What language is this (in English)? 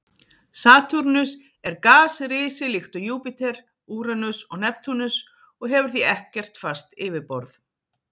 Icelandic